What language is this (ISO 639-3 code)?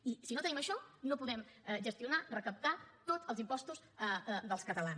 cat